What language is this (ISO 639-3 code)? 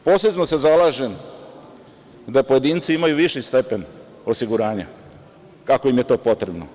srp